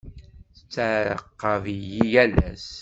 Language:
Kabyle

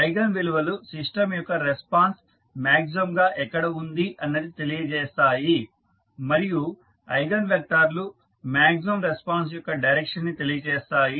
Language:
Telugu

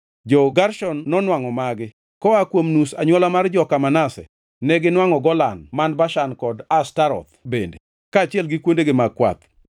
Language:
Luo (Kenya and Tanzania)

